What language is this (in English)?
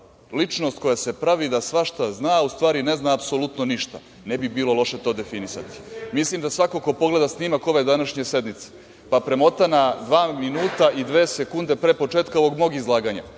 Serbian